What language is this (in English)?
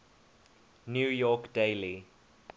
English